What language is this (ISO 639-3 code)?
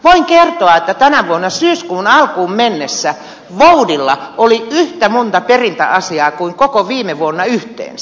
fin